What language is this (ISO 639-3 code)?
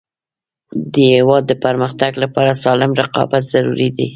pus